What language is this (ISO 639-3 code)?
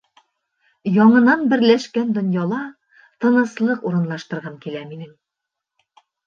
bak